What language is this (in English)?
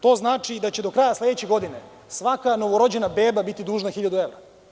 Serbian